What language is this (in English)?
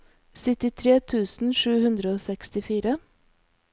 Norwegian